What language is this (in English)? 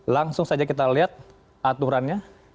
Indonesian